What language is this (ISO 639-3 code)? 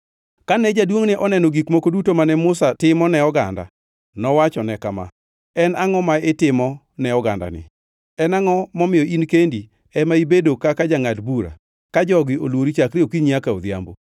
luo